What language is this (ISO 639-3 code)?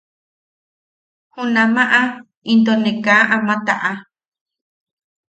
yaq